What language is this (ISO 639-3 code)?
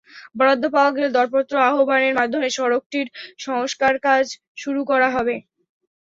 ben